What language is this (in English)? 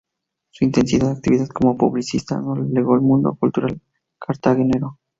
Spanish